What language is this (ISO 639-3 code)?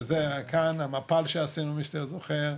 heb